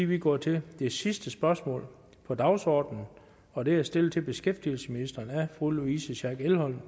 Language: Danish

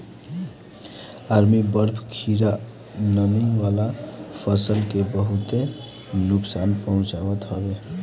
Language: Bhojpuri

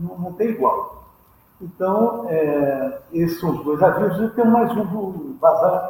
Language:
Portuguese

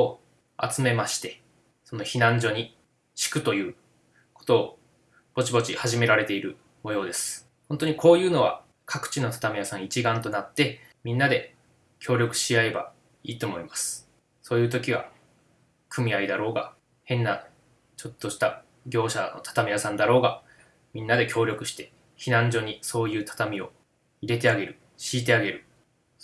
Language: Japanese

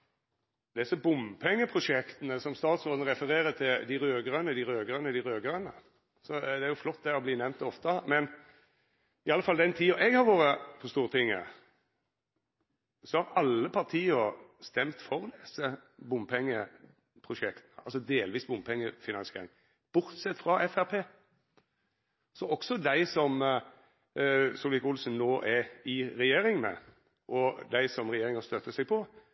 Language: Norwegian Nynorsk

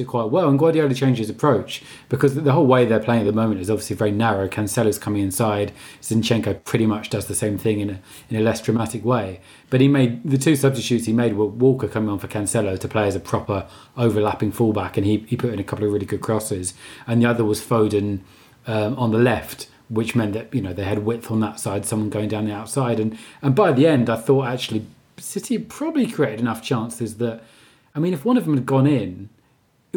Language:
English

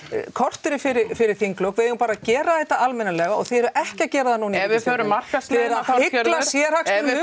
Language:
Icelandic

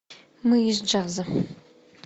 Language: Russian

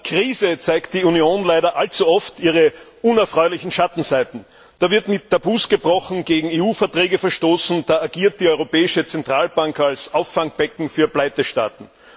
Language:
German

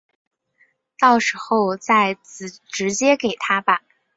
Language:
Chinese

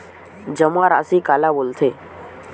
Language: Chhattisgarhi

